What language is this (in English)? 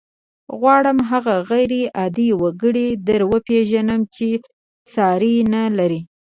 Pashto